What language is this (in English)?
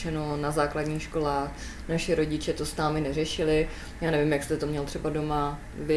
Czech